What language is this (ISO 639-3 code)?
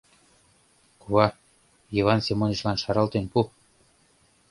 chm